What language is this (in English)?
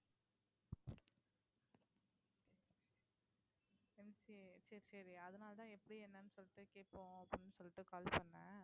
Tamil